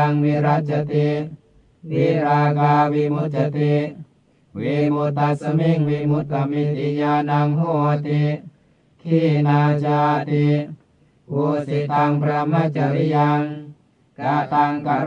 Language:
Thai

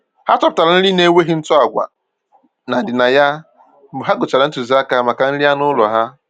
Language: Igbo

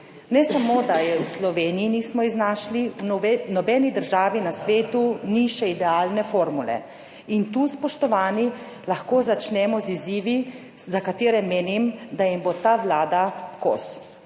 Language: Slovenian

